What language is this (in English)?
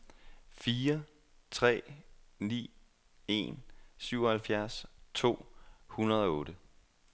Danish